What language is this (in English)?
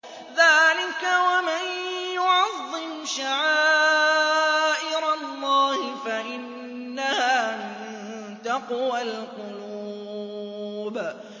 Arabic